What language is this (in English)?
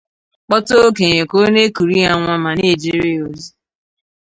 Igbo